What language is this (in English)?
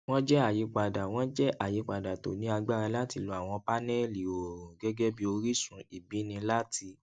Yoruba